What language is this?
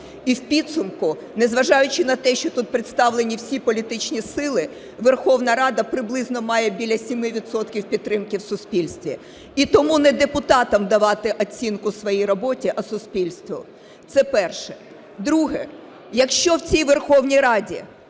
Ukrainian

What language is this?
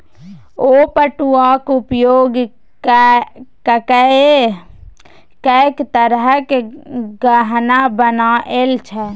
Maithili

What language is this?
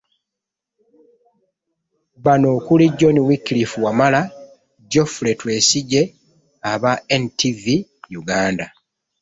Ganda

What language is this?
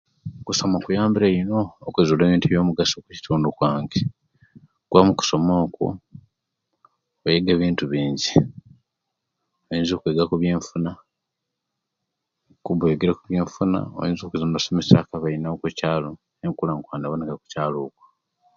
Kenyi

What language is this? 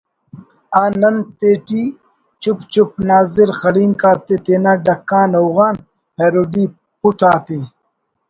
Brahui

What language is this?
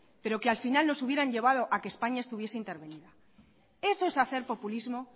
Spanish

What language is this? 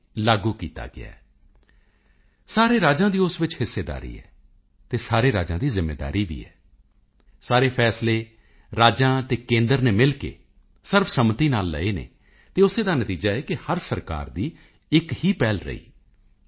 Punjabi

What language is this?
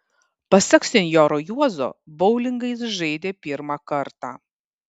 Lithuanian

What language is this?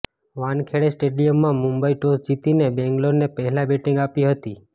Gujarati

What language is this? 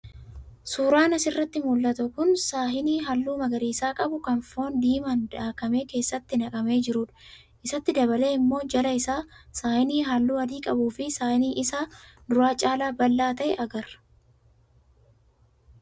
Oromo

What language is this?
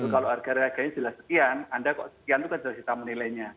Indonesian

